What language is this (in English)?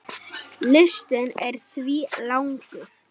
Icelandic